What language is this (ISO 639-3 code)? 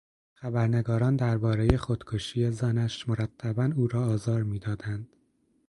fas